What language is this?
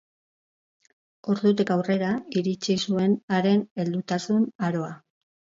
Basque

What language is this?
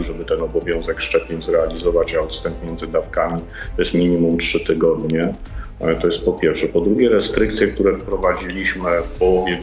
Polish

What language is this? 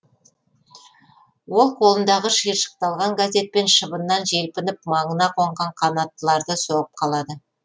Kazakh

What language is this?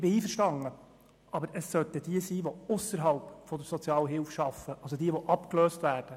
Swiss German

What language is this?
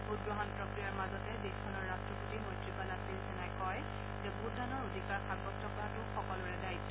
Assamese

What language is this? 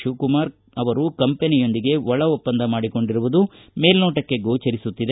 Kannada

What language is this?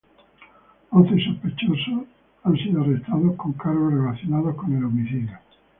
Spanish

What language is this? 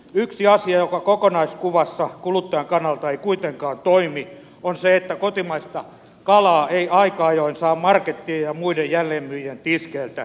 Finnish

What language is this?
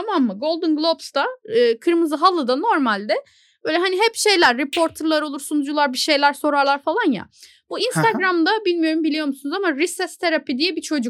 Turkish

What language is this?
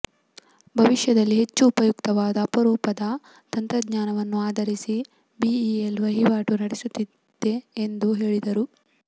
Kannada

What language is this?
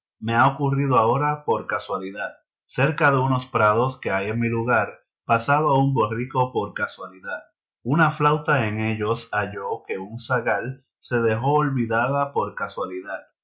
Spanish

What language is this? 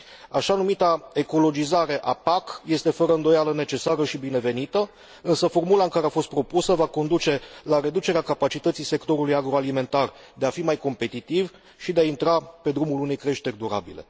Romanian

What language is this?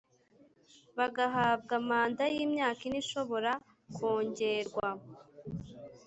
Kinyarwanda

